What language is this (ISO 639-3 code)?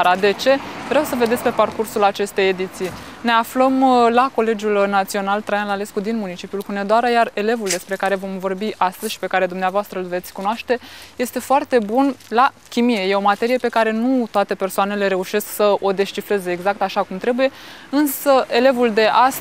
ron